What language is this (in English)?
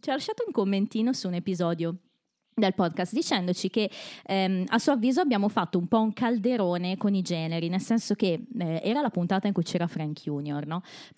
Italian